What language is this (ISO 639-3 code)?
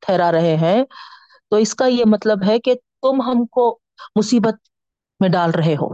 urd